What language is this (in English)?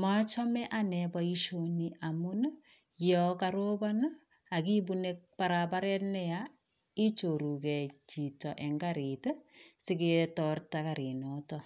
Kalenjin